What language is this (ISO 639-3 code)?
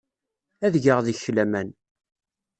kab